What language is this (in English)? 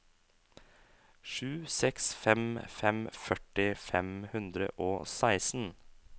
Norwegian